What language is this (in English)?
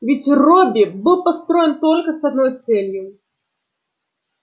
Russian